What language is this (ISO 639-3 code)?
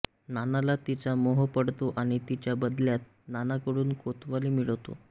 mar